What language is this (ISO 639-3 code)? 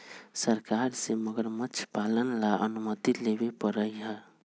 mag